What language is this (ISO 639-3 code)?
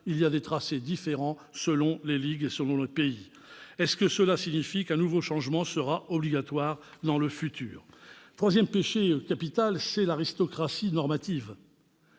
fra